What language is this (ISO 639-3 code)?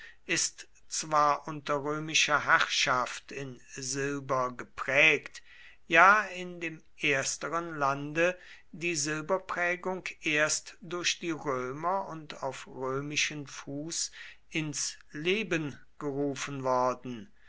deu